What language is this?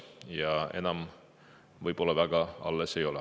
Estonian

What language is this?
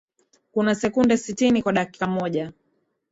Swahili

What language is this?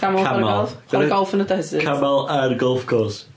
Welsh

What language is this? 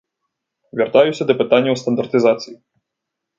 Belarusian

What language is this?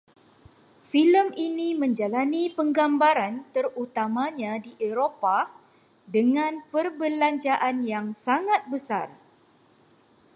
Malay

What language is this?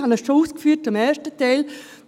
Swiss German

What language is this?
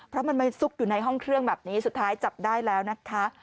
Thai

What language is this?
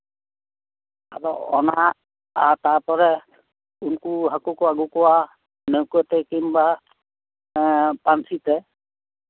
Santali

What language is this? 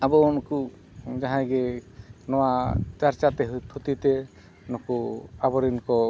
Santali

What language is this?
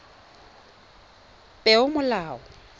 Tswana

